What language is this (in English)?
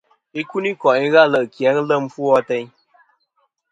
Kom